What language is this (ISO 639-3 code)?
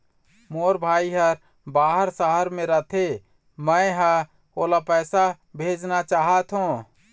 hne